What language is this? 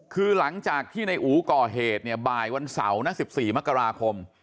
Thai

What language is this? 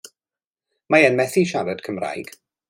Welsh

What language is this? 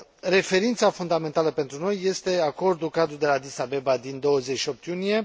Romanian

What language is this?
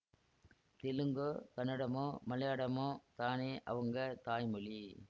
Tamil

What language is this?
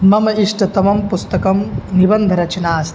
Sanskrit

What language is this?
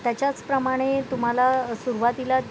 Marathi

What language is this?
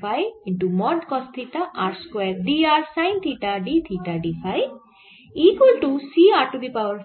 Bangla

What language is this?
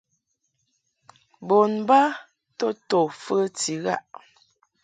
Mungaka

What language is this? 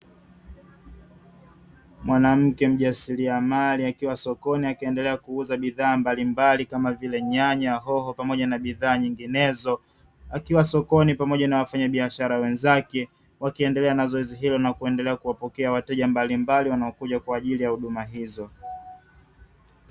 Swahili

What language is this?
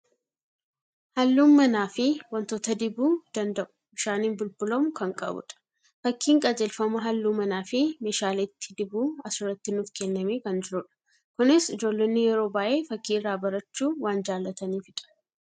Oromo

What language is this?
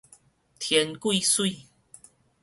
Min Nan Chinese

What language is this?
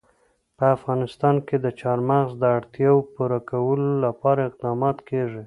Pashto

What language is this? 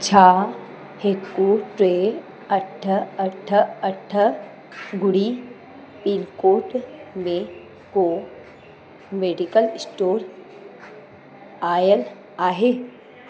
Sindhi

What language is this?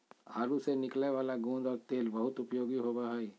Magahi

